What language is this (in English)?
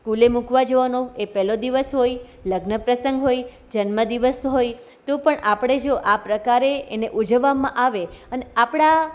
Gujarati